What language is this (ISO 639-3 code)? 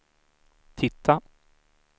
swe